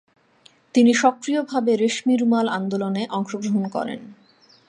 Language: Bangla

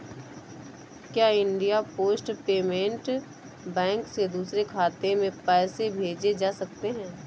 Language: Hindi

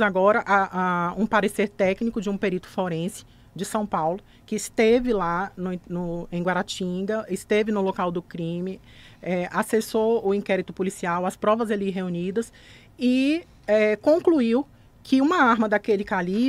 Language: Portuguese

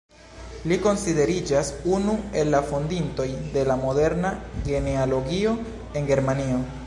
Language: Esperanto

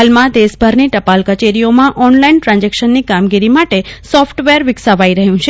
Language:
Gujarati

